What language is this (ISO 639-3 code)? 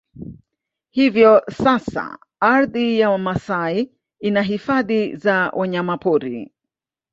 swa